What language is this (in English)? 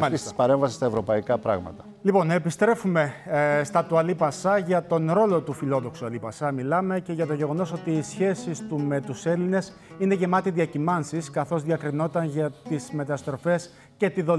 Greek